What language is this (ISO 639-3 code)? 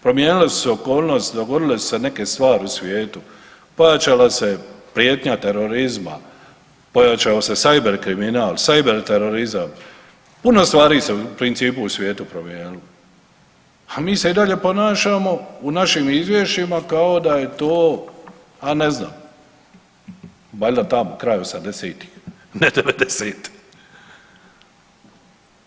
hrv